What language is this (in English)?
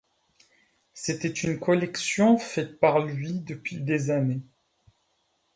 French